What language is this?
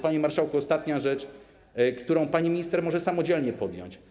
Polish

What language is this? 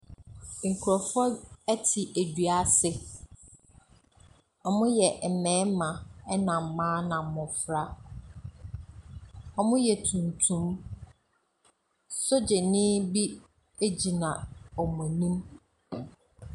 Akan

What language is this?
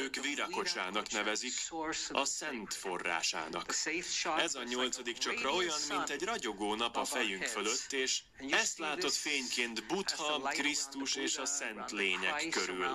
Hungarian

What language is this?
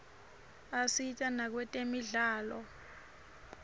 Swati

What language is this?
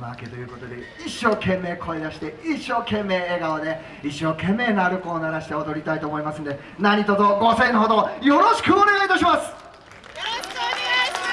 Japanese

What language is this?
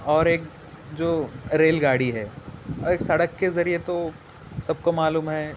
Urdu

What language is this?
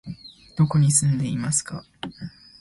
Japanese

